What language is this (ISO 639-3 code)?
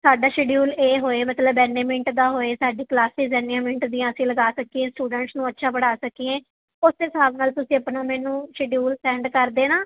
pan